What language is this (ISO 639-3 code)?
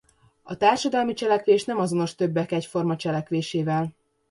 hun